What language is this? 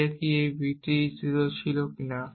Bangla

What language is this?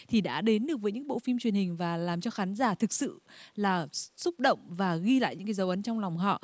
Vietnamese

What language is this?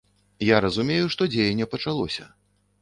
Belarusian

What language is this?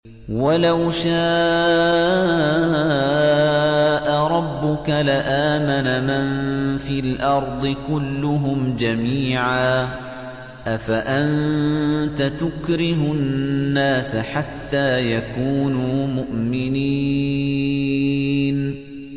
Arabic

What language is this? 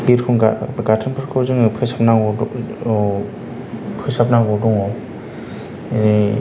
Bodo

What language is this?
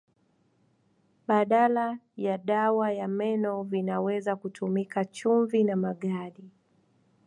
Swahili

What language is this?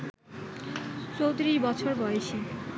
Bangla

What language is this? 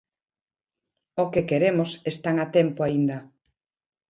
Galician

